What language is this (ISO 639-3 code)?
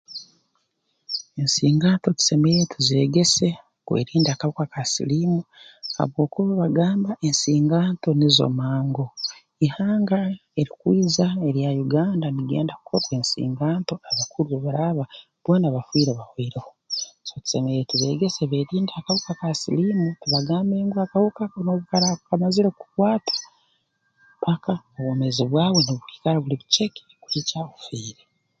ttj